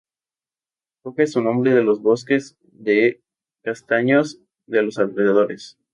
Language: Spanish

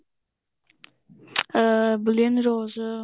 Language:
Punjabi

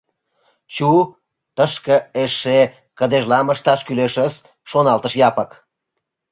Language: Mari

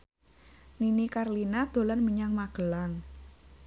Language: Javanese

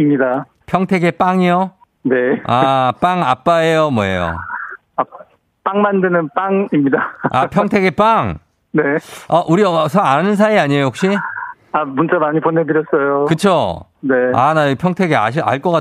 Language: Korean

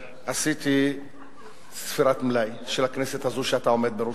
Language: Hebrew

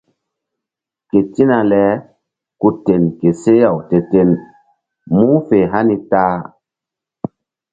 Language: Mbum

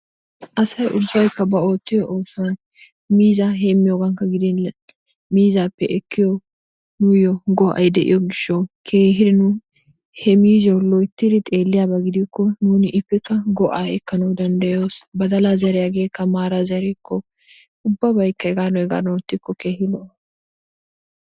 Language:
Wolaytta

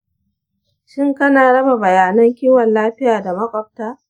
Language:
Hausa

